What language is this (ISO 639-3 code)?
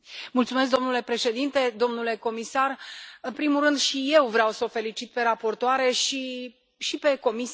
ron